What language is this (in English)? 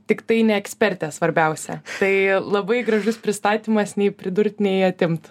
Lithuanian